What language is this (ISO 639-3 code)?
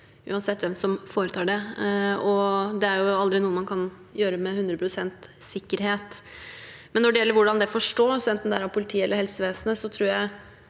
nor